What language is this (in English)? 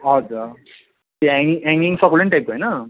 Nepali